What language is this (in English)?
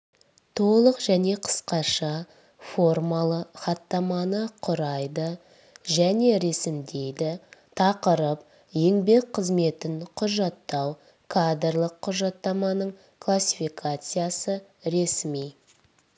Kazakh